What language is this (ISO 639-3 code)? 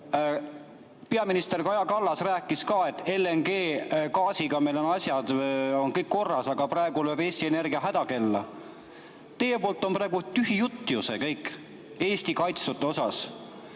est